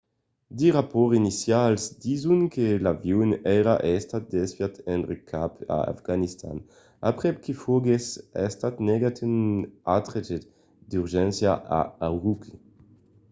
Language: Occitan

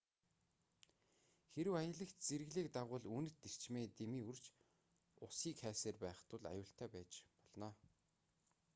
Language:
Mongolian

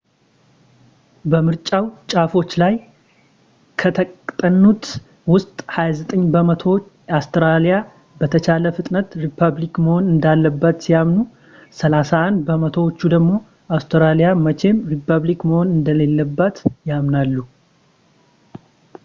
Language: Amharic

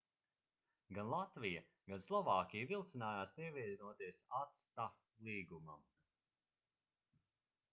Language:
Latvian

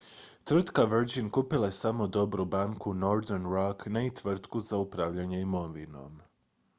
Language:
Croatian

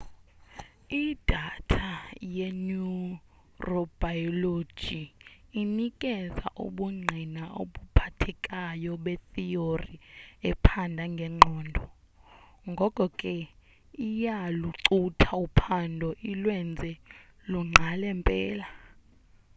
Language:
Xhosa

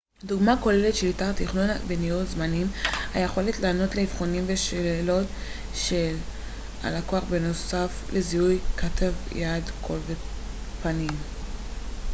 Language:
Hebrew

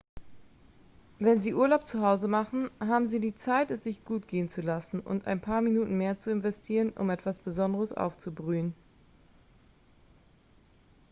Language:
German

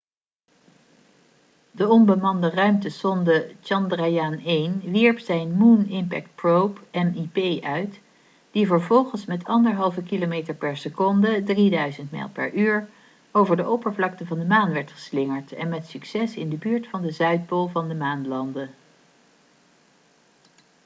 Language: Dutch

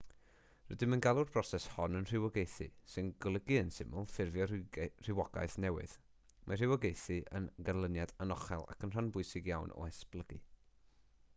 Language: Welsh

